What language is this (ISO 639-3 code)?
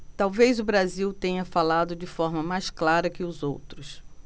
por